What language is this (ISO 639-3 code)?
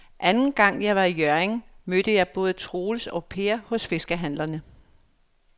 dan